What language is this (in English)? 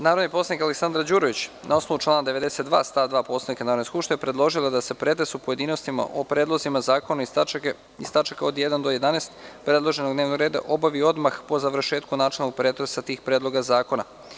Serbian